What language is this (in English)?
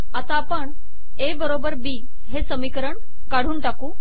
Marathi